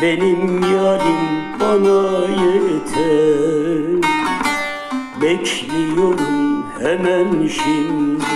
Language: Turkish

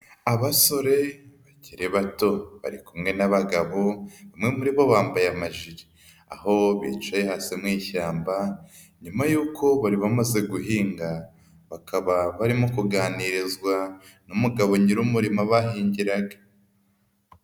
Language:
Kinyarwanda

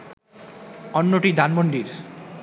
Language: Bangla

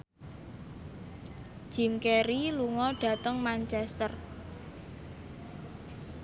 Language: Javanese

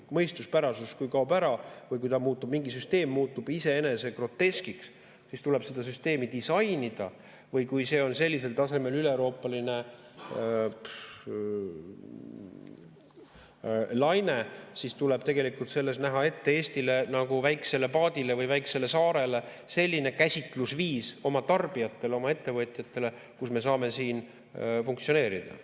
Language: Estonian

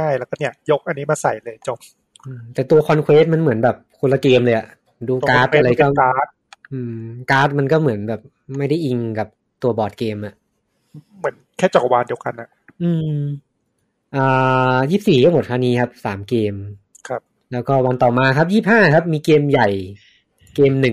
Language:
Thai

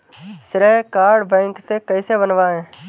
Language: Hindi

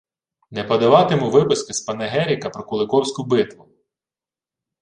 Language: Ukrainian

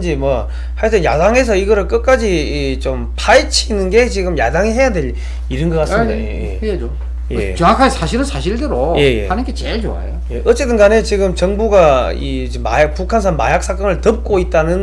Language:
Korean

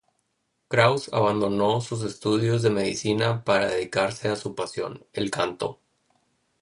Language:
Spanish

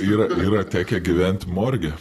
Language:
Lithuanian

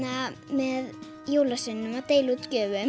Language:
Icelandic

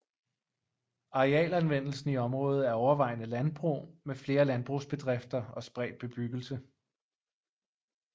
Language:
Danish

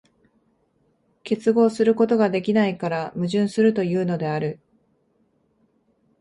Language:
Japanese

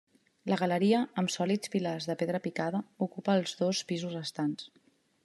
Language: Catalan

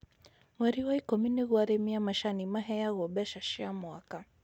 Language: Kikuyu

